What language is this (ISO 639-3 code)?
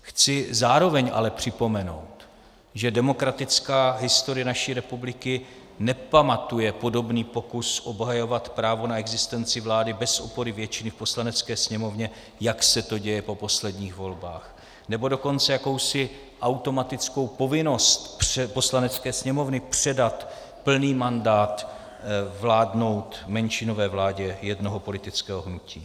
ces